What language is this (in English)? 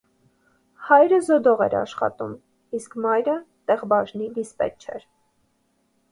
Armenian